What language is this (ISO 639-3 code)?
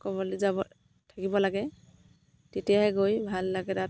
asm